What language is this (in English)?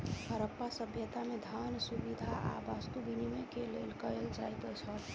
Maithili